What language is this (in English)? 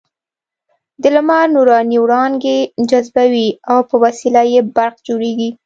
Pashto